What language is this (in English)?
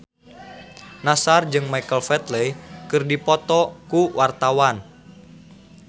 Sundanese